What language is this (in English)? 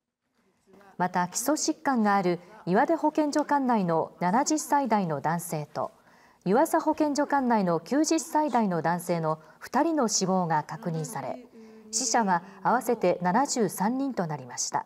Japanese